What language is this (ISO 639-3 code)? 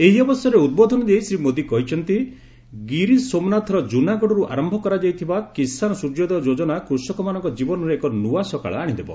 ori